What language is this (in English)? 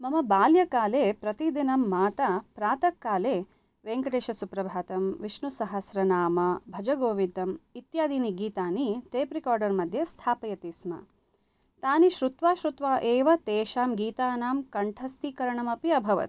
Sanskrit